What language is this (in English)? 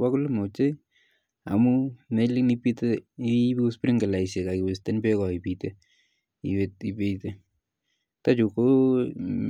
Kalenjin